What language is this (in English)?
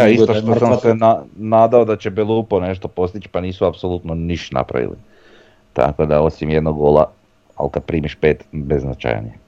Croatian